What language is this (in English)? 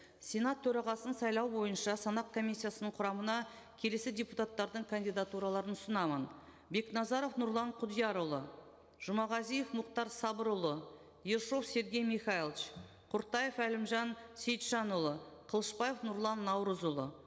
Kazakh